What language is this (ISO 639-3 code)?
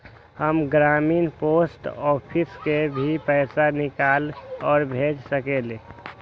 mag